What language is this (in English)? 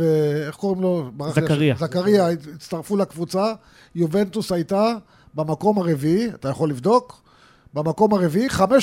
Hebrew